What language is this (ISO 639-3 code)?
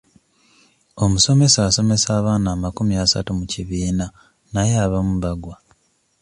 lug